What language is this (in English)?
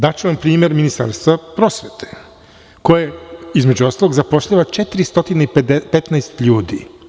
Serbian